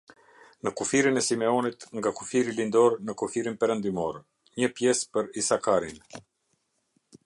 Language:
Albanian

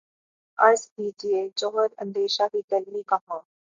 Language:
Urdu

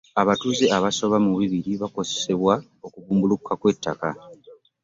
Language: Ganda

